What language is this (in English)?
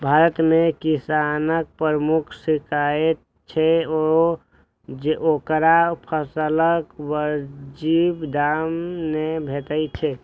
Maithili